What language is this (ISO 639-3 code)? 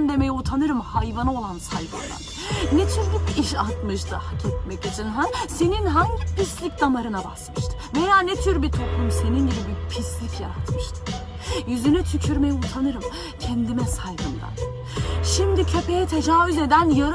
tur